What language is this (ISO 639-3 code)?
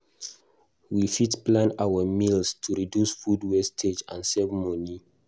pcm